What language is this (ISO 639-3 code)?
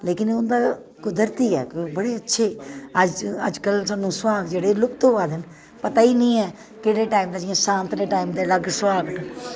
doi